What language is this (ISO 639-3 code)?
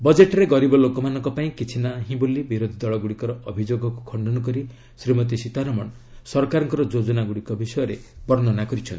ori